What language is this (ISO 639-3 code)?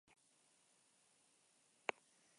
eus